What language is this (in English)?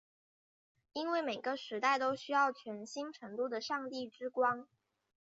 Chinese